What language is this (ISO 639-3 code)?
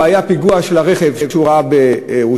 heb